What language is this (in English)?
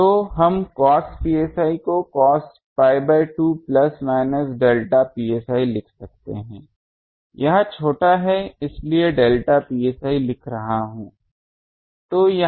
Hindi